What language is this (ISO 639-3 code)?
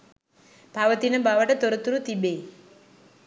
sin